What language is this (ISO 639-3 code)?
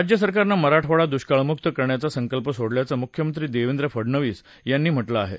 mar